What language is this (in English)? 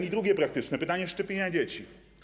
Polish